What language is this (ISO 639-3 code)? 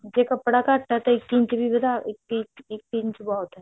pan